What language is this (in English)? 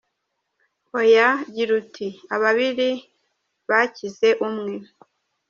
Kinyarwanda